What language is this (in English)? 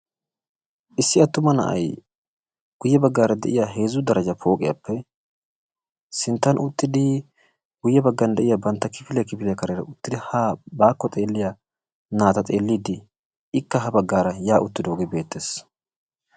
Wolaytta